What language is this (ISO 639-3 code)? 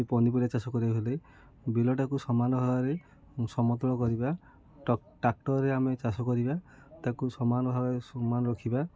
ori